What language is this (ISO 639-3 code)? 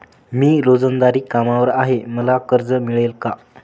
mar